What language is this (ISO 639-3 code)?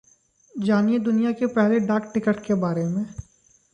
hin